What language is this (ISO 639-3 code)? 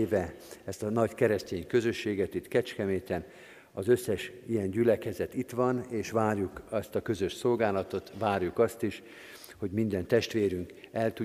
hun